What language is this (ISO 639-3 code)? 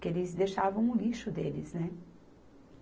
por